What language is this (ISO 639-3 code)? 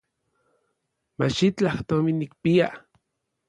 nlv